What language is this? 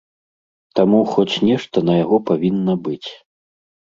Belarusian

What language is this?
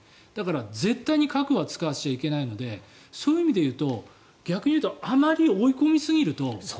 Japanese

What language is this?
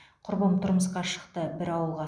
Kazakh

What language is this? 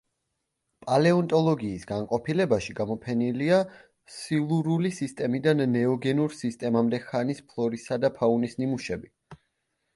Georgian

